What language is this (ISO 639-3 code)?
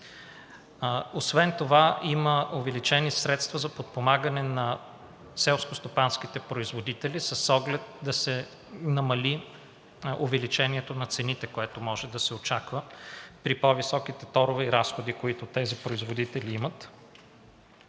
bul